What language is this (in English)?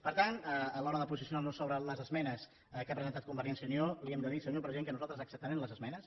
Catalan